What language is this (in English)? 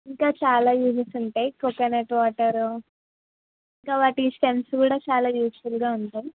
Telugu